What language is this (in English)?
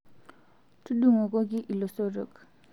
Masai